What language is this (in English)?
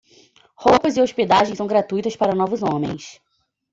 Portuguese